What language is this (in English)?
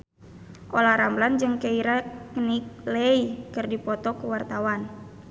Sundanese